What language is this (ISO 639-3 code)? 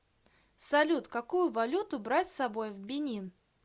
rus